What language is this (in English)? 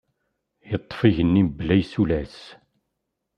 Kabyle